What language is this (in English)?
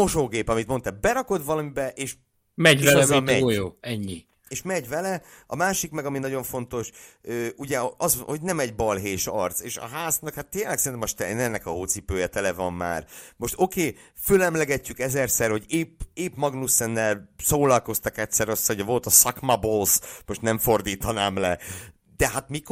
Hungarian